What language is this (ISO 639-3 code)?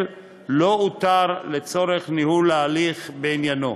heb